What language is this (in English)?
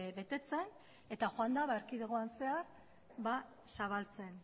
Basque